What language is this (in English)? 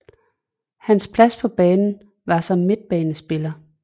Danish